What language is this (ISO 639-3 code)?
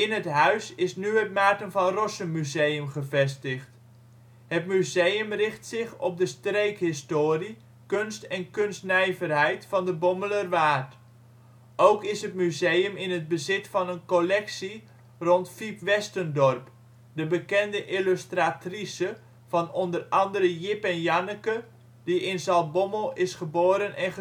nld